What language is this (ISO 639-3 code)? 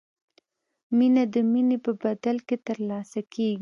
pus